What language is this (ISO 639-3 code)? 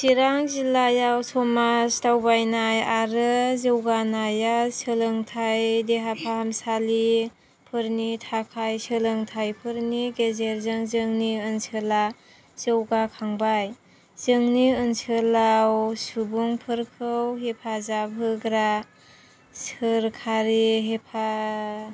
brx